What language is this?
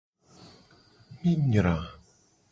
Gen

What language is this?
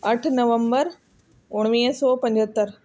Sindhi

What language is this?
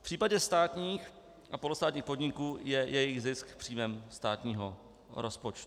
Czech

